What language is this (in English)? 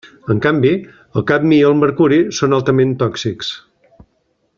Catalan